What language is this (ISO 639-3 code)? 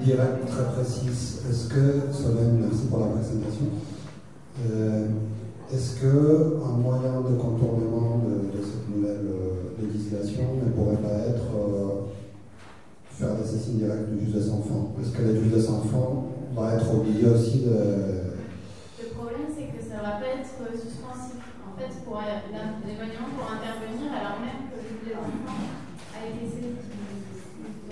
fra